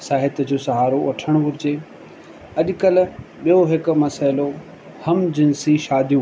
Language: Sindhi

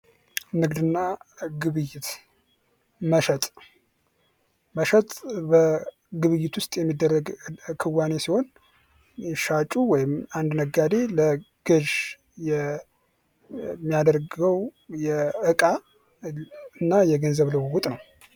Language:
Amharic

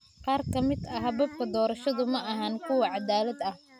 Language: Somali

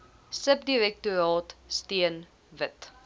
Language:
Afrikaans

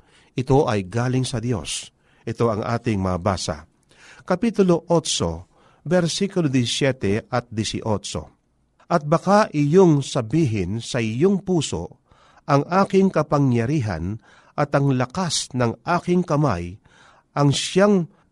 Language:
Filipino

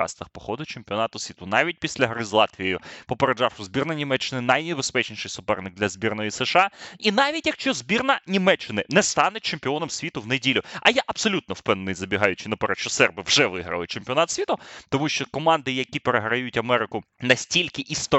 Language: Ukrainian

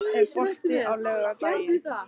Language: Icelandic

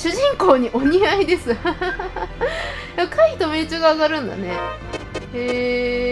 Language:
Japanese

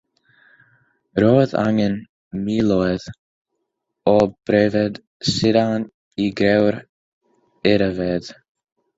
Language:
Welsh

